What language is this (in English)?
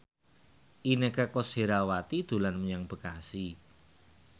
Javanese